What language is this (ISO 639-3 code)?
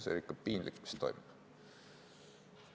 est